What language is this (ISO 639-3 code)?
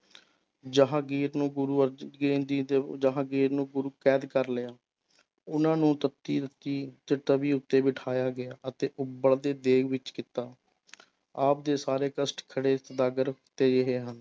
pan